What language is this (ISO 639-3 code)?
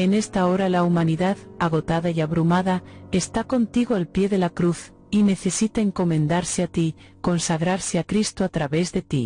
spa